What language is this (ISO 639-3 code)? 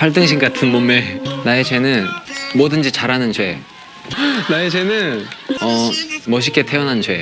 kor